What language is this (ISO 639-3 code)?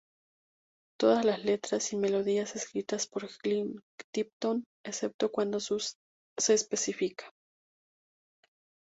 spa